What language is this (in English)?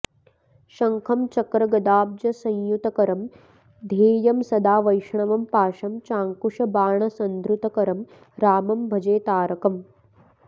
Sanskrit